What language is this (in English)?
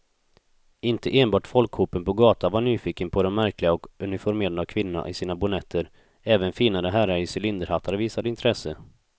Swedish